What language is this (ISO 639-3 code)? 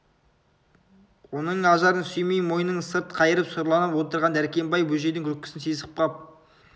kaz